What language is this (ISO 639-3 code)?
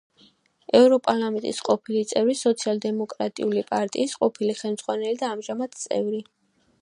kat